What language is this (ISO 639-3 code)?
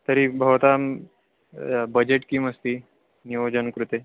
san